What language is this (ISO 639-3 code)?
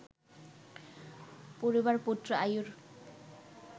ben